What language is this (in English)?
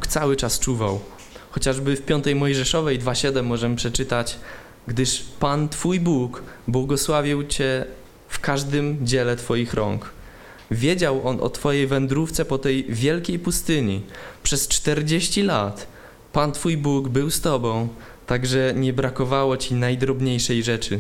Polish